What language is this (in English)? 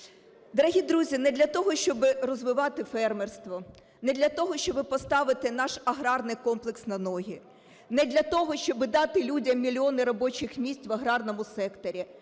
Ukrainian